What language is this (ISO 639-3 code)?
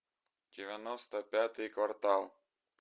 rus